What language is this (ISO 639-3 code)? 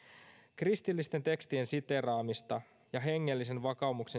fin